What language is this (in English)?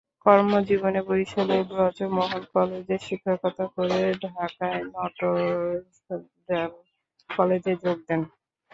Bangla